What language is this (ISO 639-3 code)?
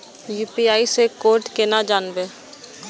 mai